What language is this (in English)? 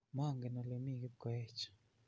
Kalenjin